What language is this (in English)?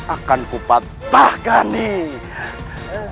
Indonesian